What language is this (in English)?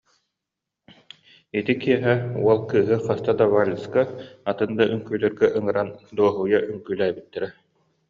Yakut